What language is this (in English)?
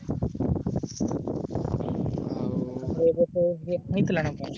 Odia